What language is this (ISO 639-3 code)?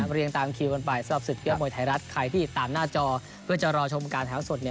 tha